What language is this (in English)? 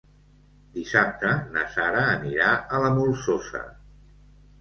Catalan